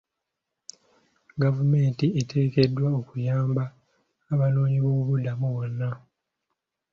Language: Ganda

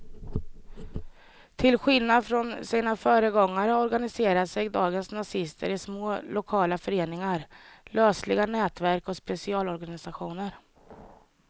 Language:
Swedish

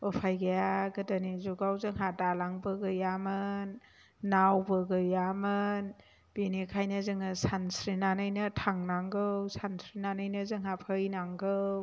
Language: Bodo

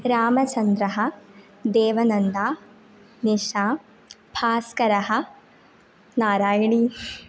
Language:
Sanskrit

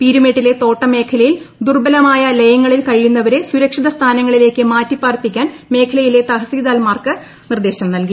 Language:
Malayalam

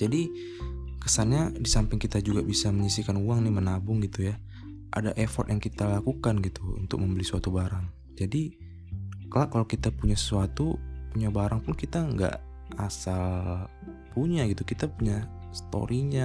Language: Indonesian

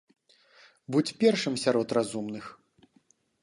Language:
Belarusian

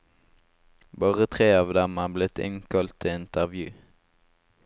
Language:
Norwegian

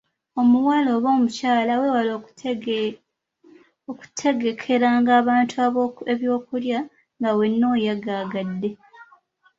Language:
Ganda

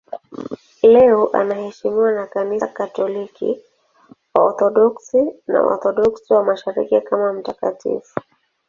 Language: Swahili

